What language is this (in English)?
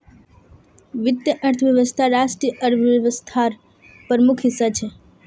Magahi